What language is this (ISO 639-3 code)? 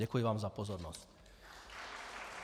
ces